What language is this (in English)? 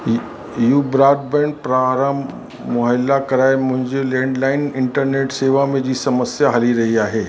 Sindhi